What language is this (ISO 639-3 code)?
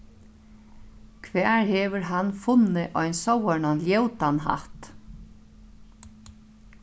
fao